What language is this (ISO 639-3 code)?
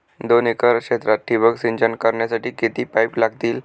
mar